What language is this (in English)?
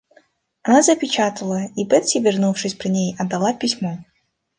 Russian